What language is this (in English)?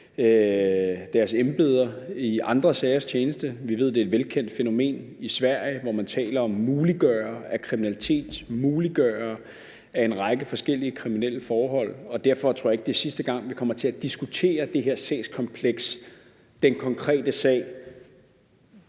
Danish